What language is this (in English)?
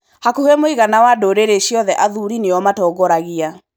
Kikuyu